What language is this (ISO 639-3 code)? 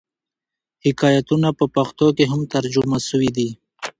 pus